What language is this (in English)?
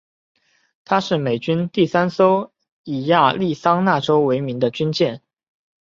Chinese